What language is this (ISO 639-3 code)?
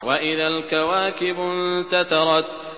ara